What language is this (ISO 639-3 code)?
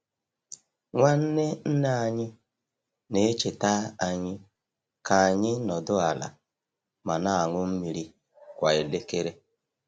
ibo